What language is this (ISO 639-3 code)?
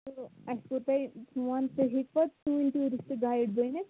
kas